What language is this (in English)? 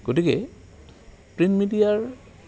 Assamese